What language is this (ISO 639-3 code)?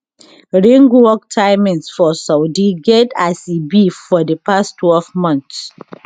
pcm